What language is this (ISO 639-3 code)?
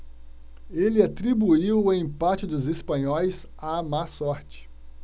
por